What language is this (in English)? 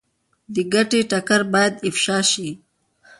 Pashto